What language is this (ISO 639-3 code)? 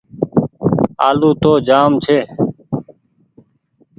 gig